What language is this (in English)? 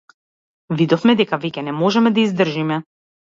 Macedonian